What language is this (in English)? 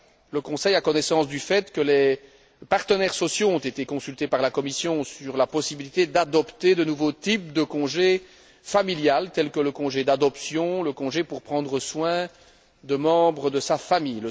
French